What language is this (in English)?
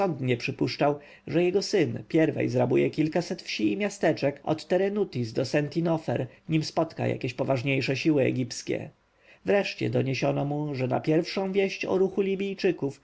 Polish